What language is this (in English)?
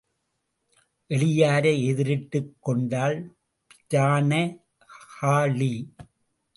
Tamil